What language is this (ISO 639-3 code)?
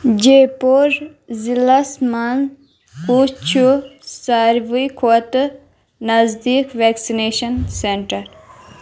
kas